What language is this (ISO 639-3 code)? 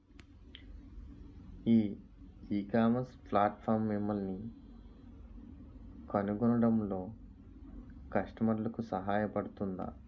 tel